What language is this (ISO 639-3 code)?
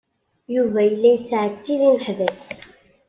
kab